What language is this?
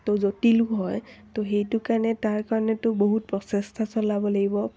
Assamese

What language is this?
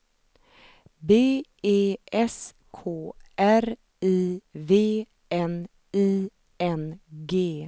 Swedish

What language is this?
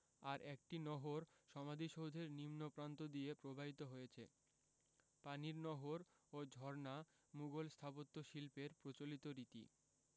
Bangla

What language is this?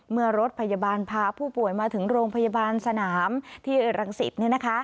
Thai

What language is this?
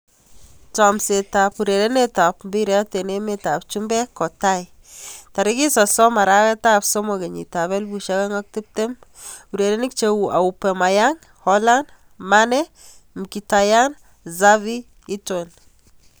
Kalenjin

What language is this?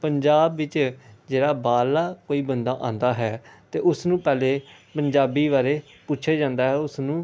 Punjabi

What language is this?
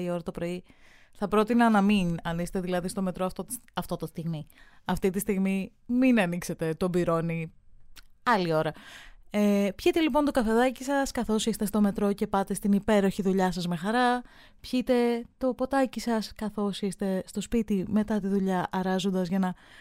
Greek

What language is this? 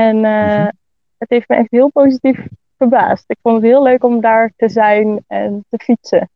Dutch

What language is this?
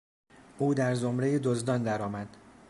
Persian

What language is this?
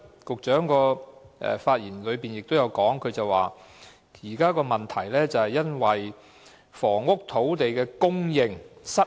Cantonese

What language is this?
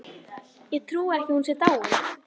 Icelandic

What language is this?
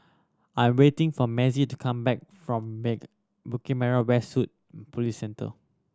English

